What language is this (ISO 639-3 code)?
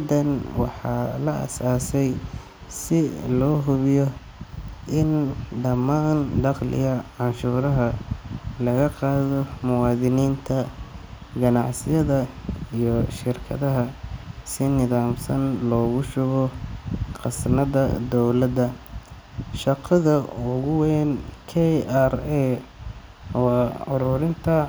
som